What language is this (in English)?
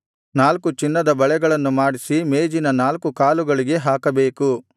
Kannada